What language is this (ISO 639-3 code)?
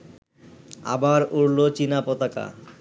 ben